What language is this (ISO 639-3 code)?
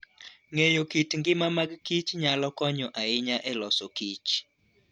luo